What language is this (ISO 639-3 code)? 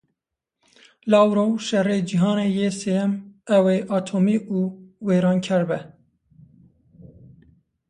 kur